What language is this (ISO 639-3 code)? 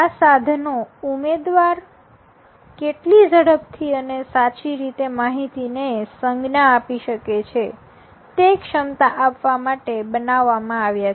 guj